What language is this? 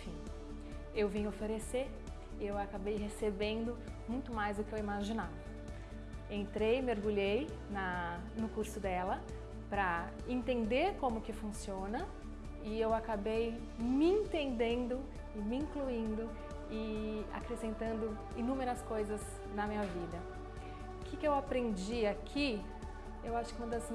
Portuguese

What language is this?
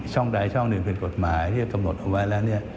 Thai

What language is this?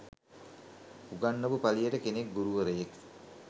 Sinhala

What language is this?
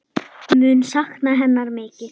Icelandic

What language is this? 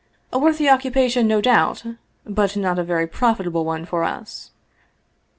English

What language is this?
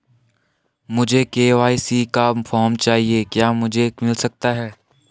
Hindi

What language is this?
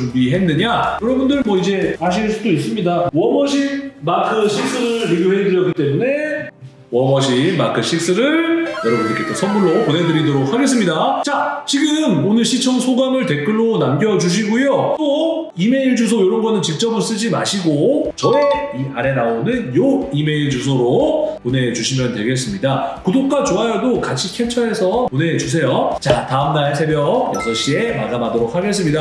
Korean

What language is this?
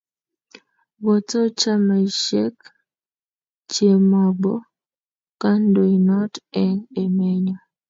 Kalenjin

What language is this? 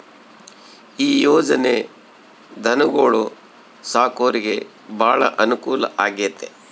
Kannada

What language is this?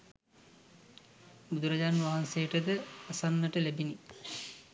Sinhala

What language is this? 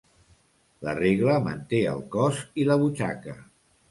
Catalan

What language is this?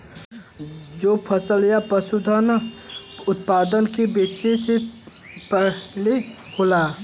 Bhojpuri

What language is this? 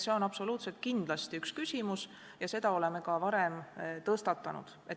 Estonian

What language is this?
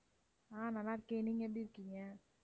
Tamil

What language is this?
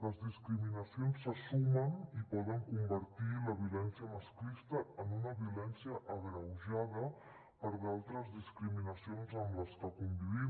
Catalan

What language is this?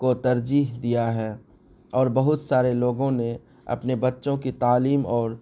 Urdu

